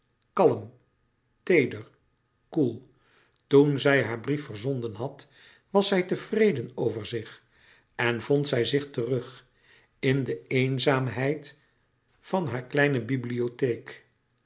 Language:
Dutch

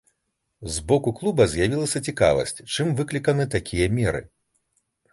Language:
Belarusian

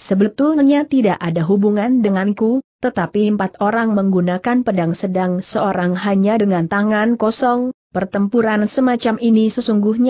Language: Indonesian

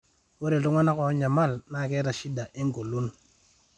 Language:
Masai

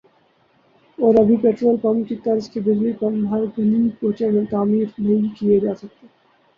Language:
Urdu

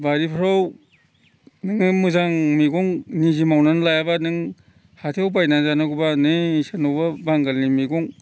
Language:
Bodo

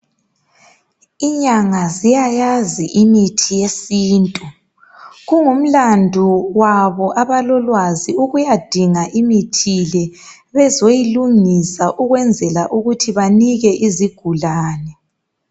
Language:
North Ndebele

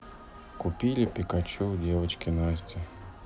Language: Russian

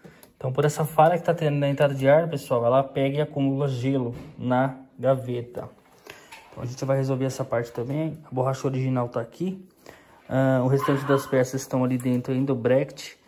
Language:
Portuguese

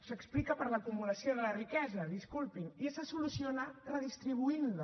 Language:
Catalan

